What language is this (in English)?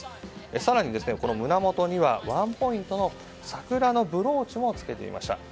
Japanese